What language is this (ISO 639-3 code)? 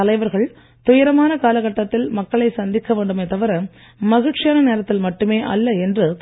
tam